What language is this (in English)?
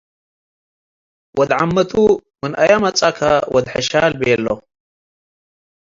Tigre